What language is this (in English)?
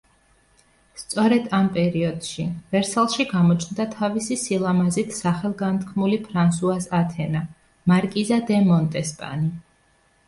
Georgian